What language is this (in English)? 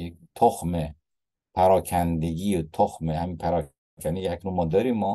Persian